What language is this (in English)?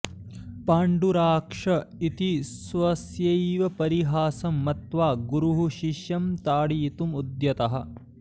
Sanskrit